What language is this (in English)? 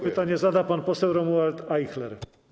Polish